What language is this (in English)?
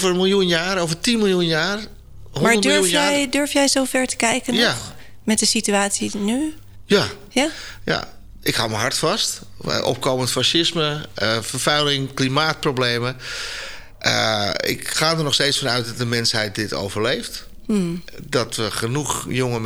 Dutch